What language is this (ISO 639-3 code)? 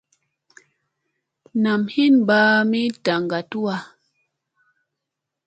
mse